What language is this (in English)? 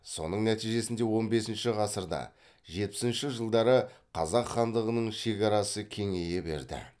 Kazakh